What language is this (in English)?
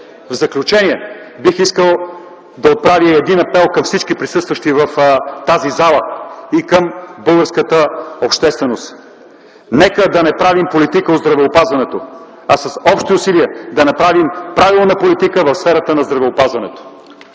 Bulgarian